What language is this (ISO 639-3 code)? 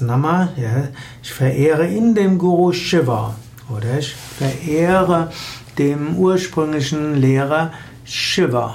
deu